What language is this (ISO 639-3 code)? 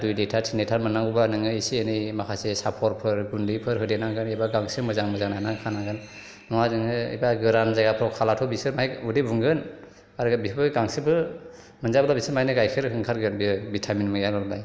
brx